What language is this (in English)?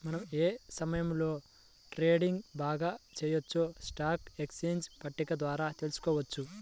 Telugu